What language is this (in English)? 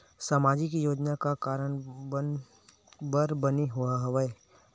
Chhattisgarhi